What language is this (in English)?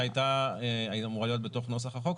Hebrew